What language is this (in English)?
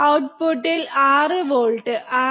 Malayalam